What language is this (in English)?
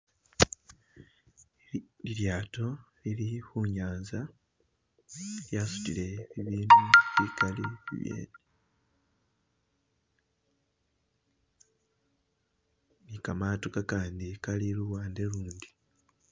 Masaaba